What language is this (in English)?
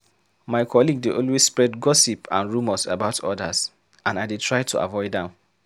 Nigerian Pidgin